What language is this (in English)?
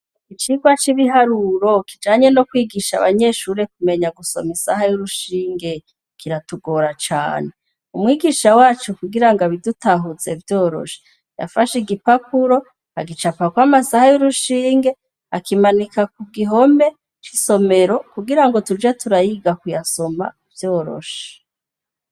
Rundi